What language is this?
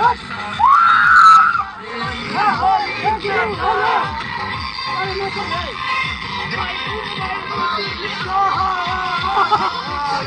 Hindi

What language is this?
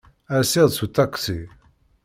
Kabyle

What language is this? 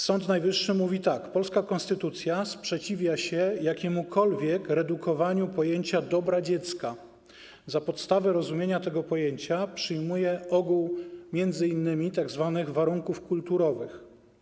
Polish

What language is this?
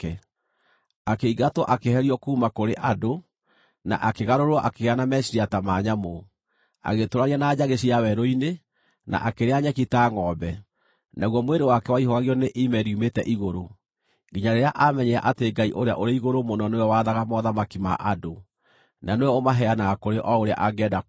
Kikuyu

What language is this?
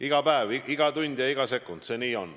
Estonian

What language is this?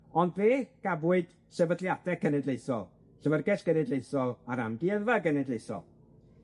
Welsh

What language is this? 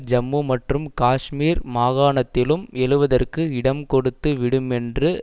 Tamil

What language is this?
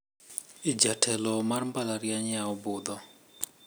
Luo (Kenya and Tanzania)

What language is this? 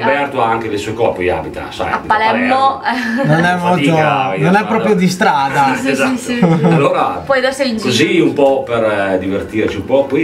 Italian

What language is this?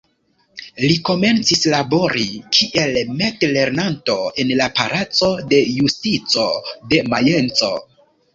Esperanto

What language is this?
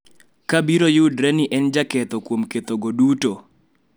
Luo (Kenya and Tanzania)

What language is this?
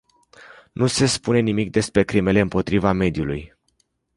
Romanian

